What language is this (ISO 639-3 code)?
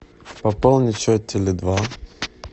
rus